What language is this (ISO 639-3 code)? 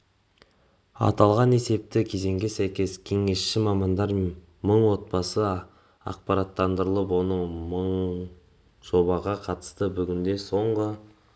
kaz